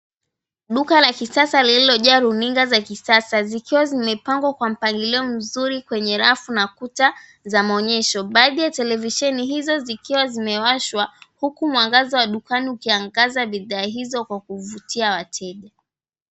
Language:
Swahili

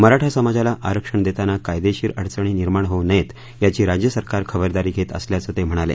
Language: Marathi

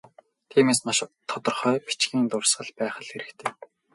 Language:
Mongolian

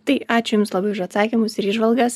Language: Lithuanian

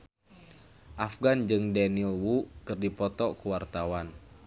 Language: Sundanese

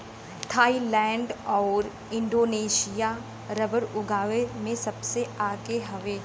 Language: Bhojpuri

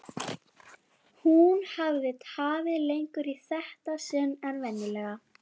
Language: Icelandic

